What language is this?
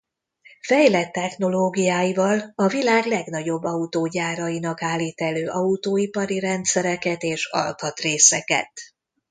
Hungarian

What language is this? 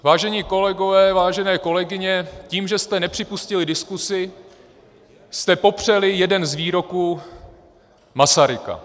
Czech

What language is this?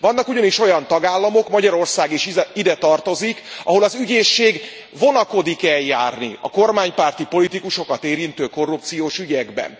Hungarian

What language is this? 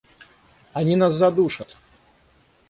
Russian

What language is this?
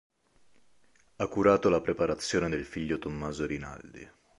Italian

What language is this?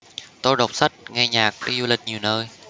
Vietnamese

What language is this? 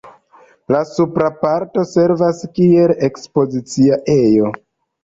Esperanto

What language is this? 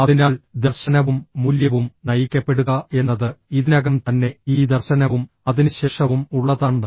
Malayalam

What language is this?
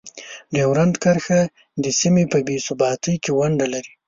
Pashto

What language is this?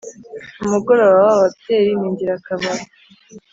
Kinyarwanda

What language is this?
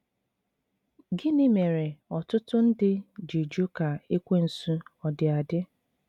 Igbo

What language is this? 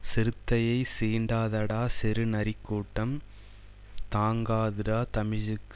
Tamil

